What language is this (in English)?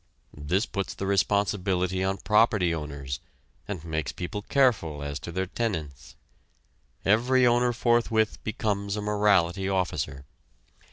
English